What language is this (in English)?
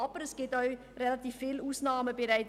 Swiss German